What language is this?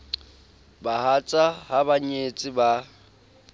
Southern Sotho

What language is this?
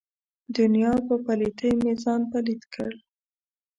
Pashto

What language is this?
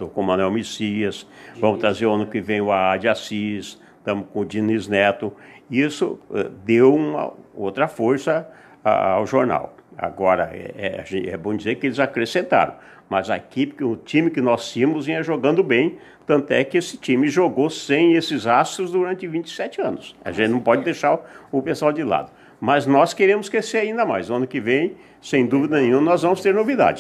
Portuguese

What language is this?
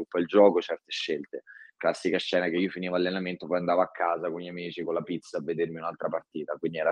Italian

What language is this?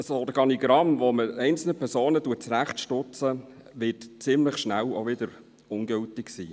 Swiss German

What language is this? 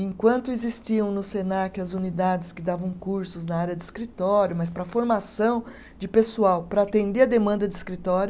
Portuguese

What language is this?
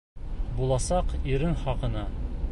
Bashkir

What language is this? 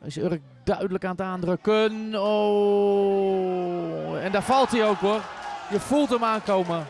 Dutch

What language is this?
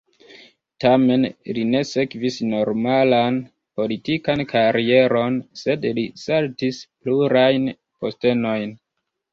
Esperanto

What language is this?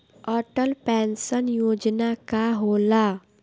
Bhojpuri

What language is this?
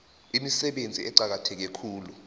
South Ndebele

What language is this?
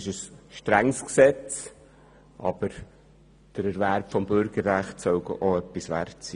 Swiss German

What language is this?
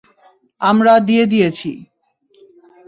Bangla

